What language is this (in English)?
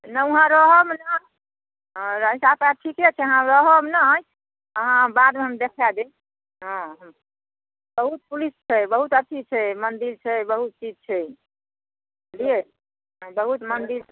Maithili